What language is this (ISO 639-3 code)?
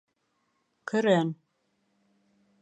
bak